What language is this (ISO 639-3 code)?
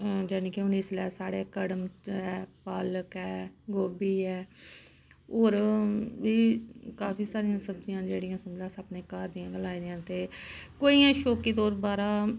doi